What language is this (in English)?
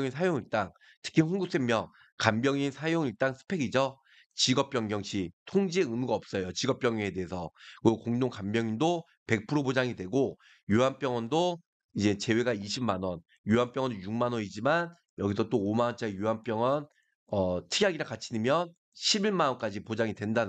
Korean